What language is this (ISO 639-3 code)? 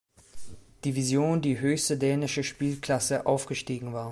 deu